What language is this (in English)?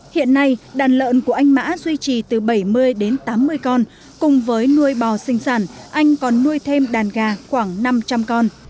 Vietnamese